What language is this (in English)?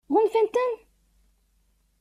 Kabyle